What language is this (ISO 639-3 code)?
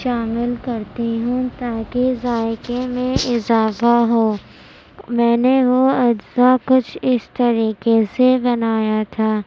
urd